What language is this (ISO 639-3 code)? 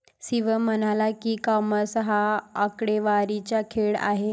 mar